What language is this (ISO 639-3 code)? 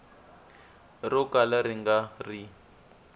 tso